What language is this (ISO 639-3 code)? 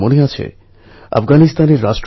ben